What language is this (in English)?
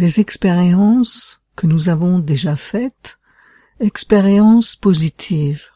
French